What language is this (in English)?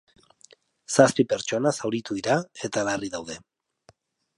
Basque